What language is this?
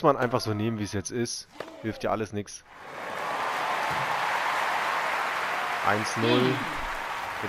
German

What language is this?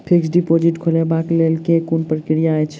Maithili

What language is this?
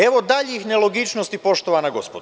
Serbian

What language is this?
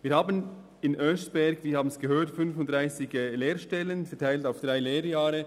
Swiss German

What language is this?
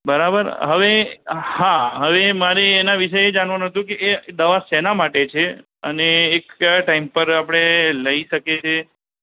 Gujarati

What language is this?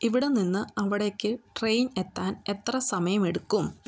Malayalam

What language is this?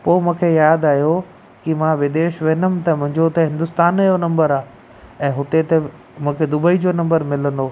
Sindhi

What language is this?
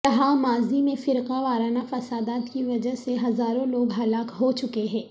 Urdu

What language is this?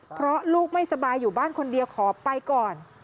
Thai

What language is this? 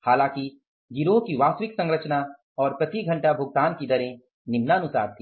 Hindi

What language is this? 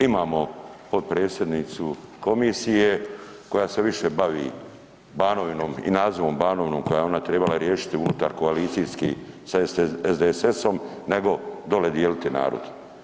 Croatian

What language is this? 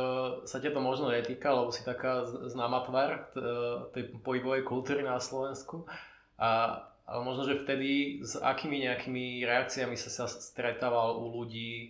Slovak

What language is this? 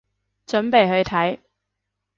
Cantonese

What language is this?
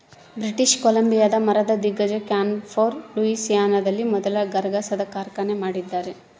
Kannada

